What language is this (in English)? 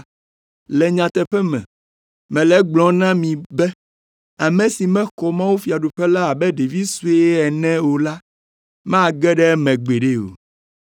Ewe